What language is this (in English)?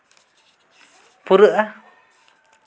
Santali